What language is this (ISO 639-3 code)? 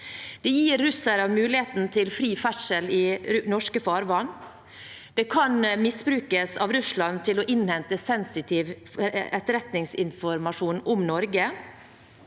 nor